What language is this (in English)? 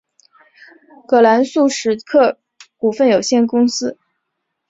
Chinese